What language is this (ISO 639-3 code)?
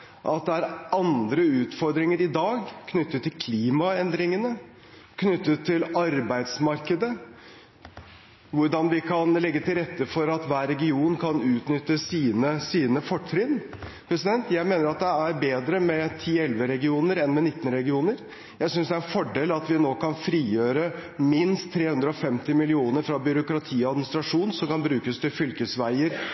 nob